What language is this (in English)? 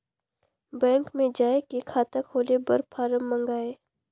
Chhattisgarhi